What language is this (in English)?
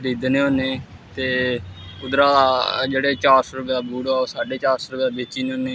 Dogri